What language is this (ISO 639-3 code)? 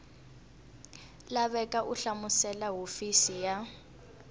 tso